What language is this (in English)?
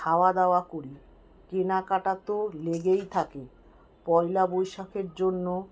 Bangla